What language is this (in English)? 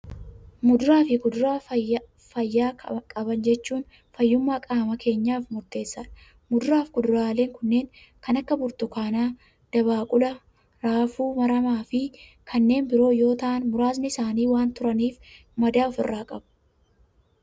Oromo